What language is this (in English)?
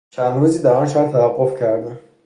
Persian